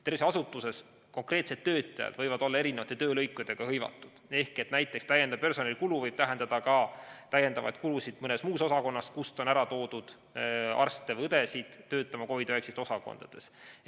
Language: Estonian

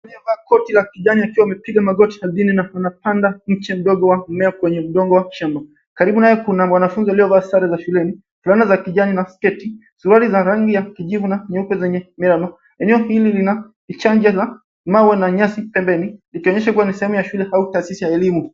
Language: Swahili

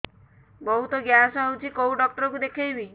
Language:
Odia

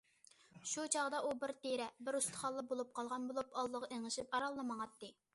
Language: Uyghur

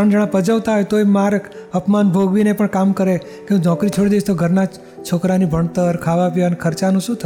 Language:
Gujarati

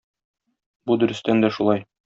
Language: Tatar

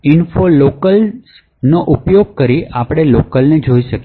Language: Gujarati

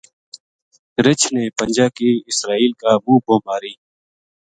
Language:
Gujari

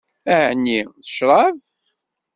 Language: Kabyle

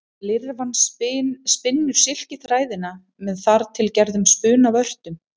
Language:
Icelandic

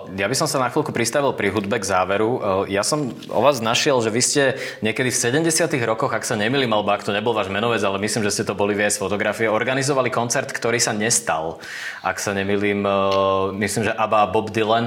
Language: Slovak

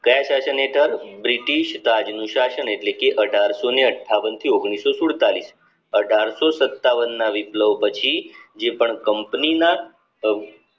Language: Gujarati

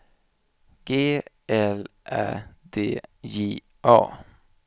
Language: Swedish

